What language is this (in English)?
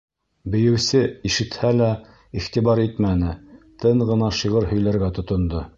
Bashkir